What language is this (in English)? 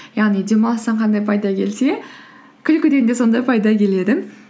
Kazakh